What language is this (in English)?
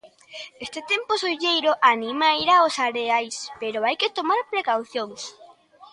Galician